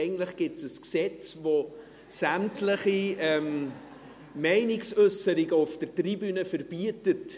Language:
Swiss German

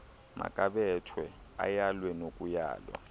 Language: Xhosa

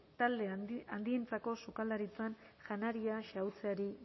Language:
Basque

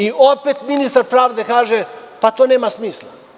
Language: Serbian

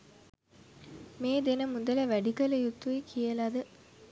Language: Sinhala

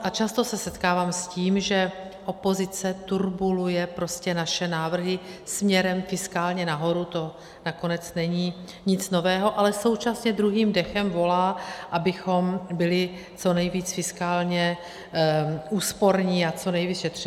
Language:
Czech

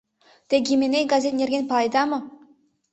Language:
Mari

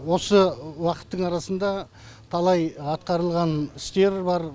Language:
Kazakh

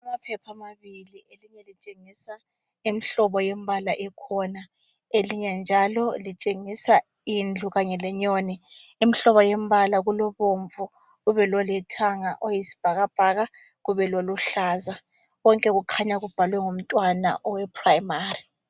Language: North Ndebele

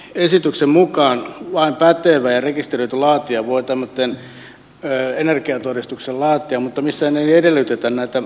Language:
Finnish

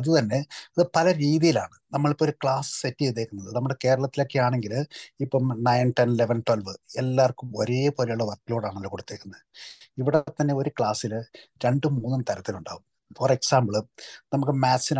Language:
Malayalam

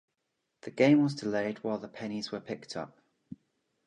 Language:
English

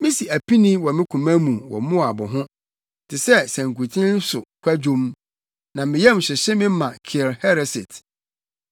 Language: Akan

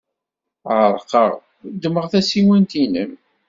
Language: Kabyle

